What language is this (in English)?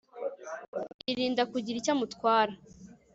Kinyarwanda